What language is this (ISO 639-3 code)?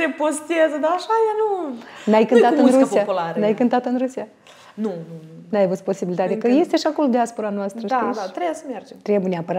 ron